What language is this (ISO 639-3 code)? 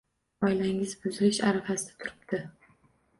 uzb